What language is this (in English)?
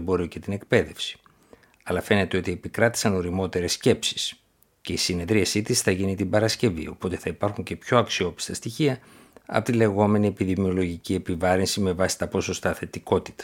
Greek